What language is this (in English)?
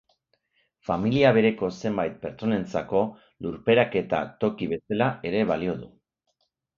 Basque